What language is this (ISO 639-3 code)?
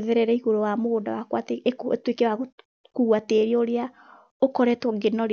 kik